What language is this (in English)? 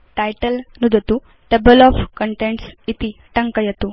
Sanskrit